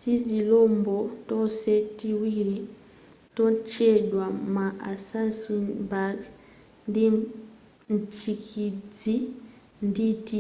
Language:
Nyanja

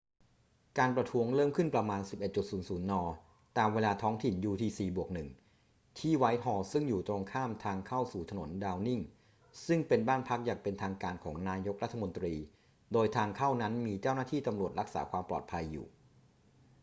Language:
Thai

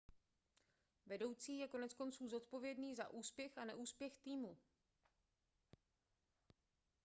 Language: Czech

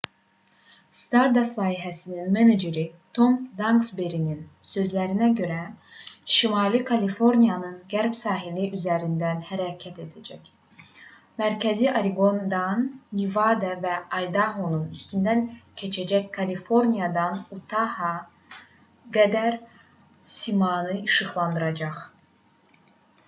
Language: Azerbaijani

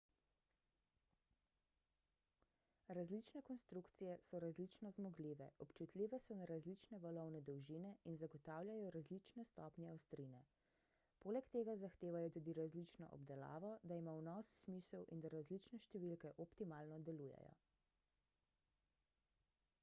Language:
Slovenian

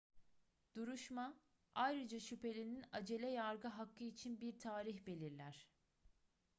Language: Turkish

